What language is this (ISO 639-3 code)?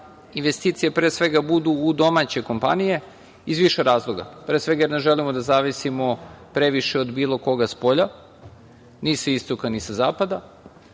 srp